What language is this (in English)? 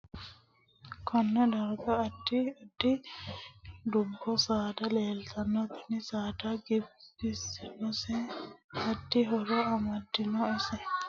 Sidamo